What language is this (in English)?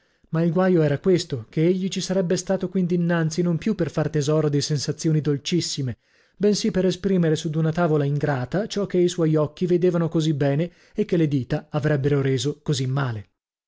Italian